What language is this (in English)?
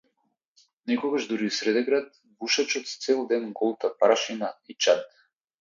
Macedonian